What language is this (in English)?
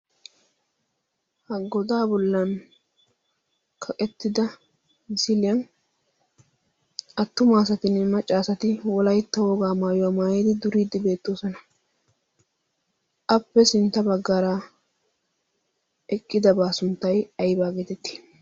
Wolaytta